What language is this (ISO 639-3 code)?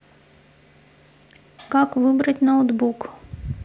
rus